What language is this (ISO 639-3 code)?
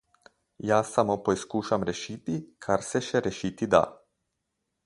slv